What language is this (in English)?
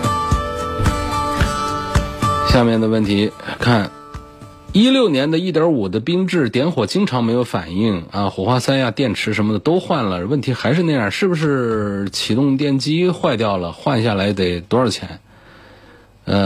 Chinese